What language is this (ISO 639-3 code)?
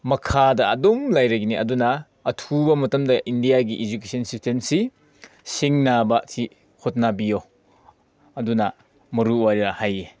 mni